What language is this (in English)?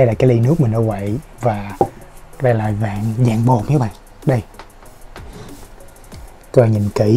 Vietnamese